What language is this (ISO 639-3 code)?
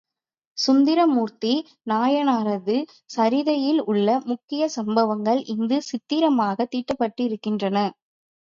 tam